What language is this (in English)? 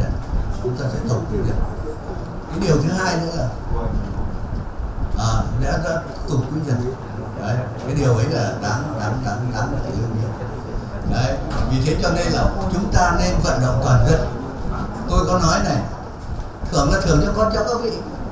Vietnamese